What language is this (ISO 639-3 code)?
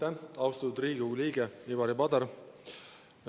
est